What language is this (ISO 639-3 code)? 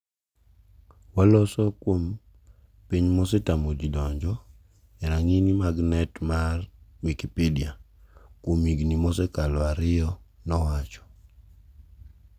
luo